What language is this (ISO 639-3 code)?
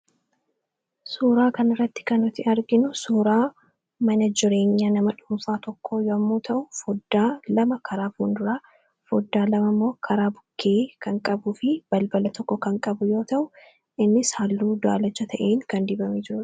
orm